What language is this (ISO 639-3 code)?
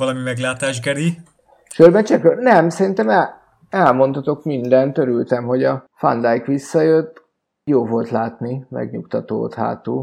hun